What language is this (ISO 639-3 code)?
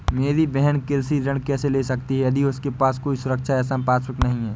hin